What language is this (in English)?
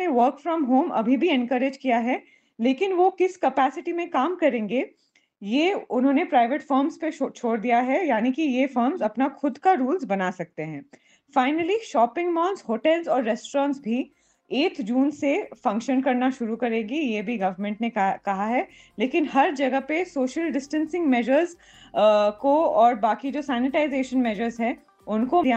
Hindi